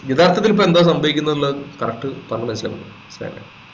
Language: Malayalam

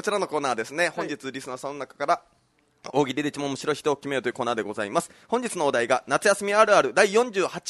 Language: Japanese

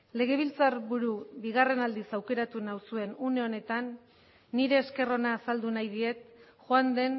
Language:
Basque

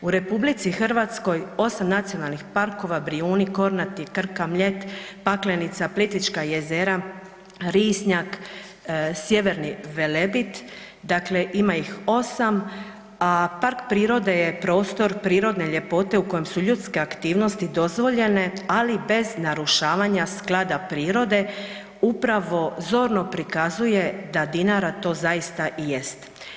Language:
Croatian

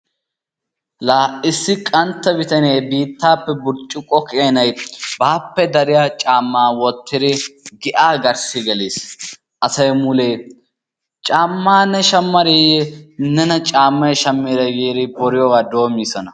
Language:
Wolaytta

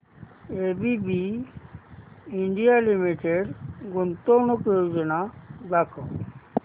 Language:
Marathi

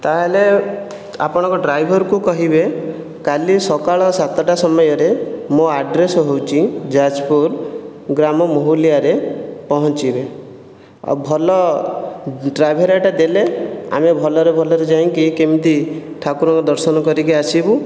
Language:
Odia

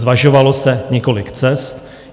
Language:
Czech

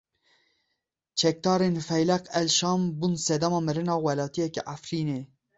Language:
Kurdish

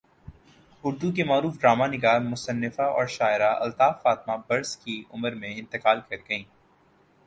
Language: Urdu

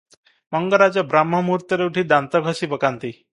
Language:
Odia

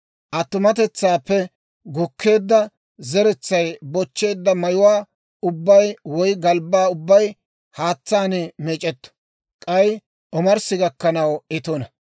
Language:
Dawro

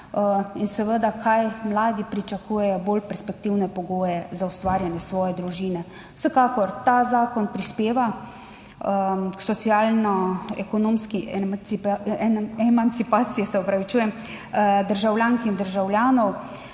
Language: Slovenian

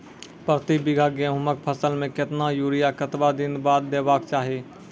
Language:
Maithili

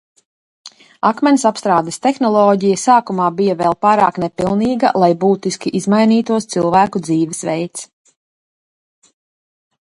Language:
Latvian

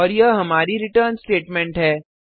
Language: Hindi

